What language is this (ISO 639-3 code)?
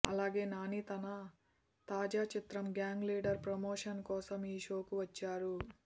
tel